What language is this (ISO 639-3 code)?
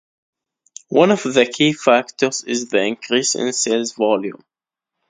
eng